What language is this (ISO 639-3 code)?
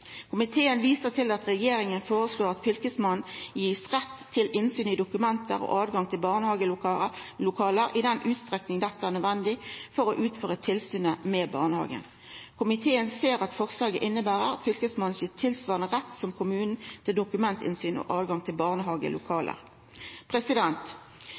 nno